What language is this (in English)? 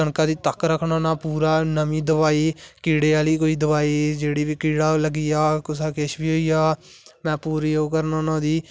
Dogri